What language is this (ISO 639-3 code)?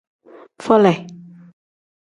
kdh